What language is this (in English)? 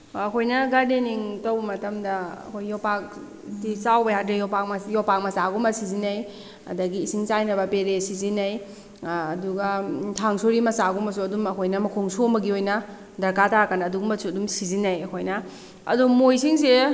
Manipuri